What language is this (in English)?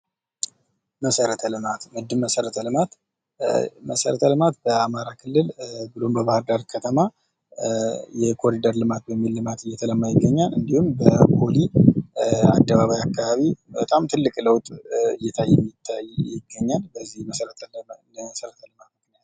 Amharic